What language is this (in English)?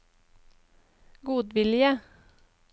Norwegian